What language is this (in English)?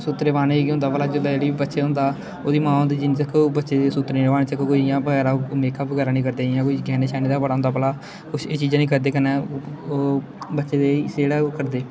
Dogri